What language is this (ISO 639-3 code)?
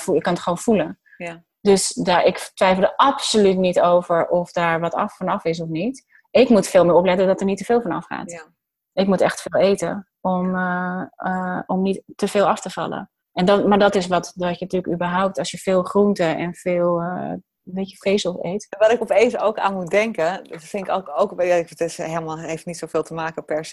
nld